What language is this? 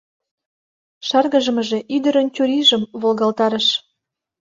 Mari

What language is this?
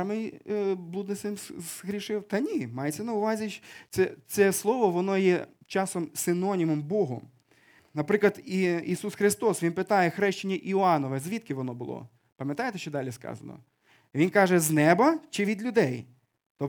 Ukrainian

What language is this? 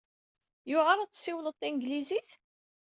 Kabyle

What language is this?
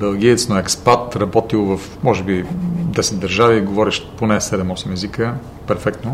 Bulgarian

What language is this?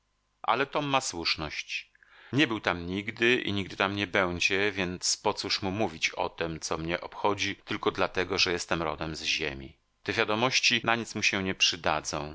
Polish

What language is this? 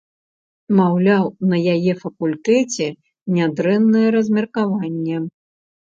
Belarusian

